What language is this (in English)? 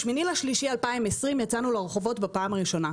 Hebrew